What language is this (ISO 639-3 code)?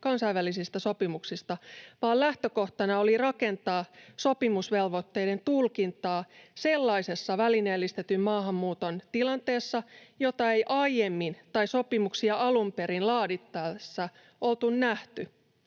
fin